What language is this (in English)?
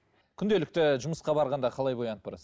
Kazakh